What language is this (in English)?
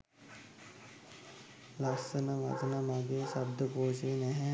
Sinhala